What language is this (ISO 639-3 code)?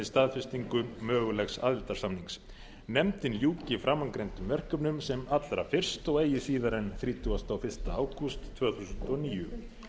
isl